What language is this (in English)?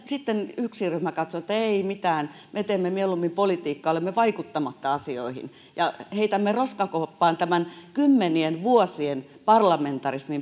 Finnish